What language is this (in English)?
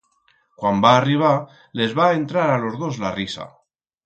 Aragonese